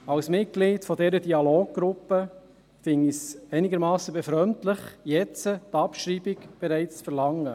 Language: Swiss German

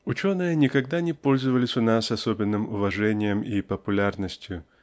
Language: Russian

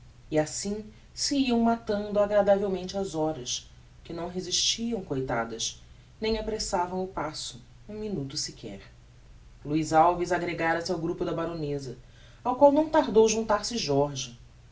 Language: Portuguese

